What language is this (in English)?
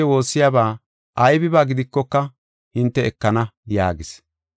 Gofa